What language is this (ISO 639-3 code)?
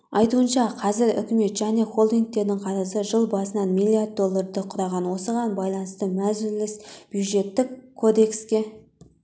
kaz